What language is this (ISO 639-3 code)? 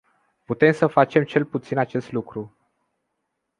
ron